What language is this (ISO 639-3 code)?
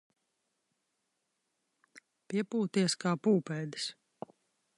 lav